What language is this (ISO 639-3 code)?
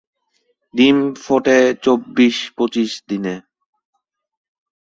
ben